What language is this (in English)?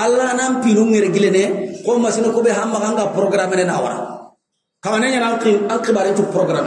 Indonesian